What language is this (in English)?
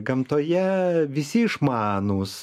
Lithuanian